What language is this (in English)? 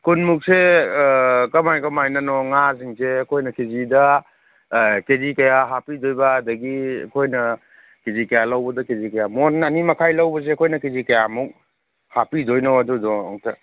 Manipuri